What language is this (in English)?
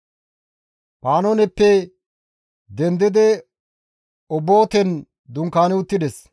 Gamo